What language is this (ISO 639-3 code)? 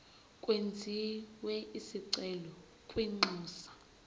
zul